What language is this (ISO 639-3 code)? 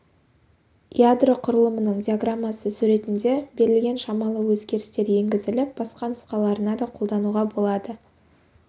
kaz